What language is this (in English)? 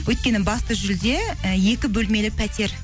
Kazakh